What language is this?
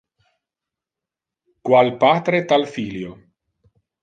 Interlingua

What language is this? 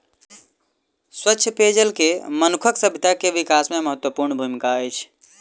Maithili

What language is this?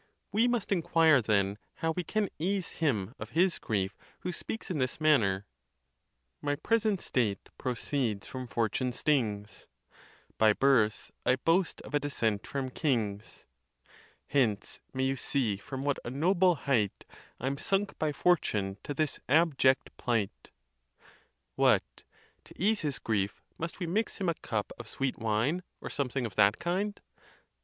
English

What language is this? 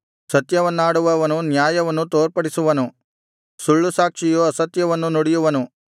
Kannada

